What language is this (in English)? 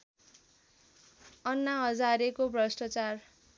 Nepali